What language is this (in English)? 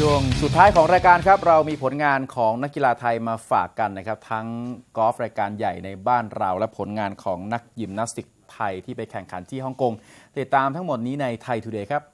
Thai